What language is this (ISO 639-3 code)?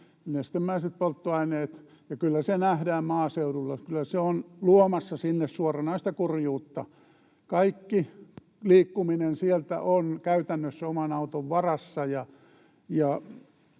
fin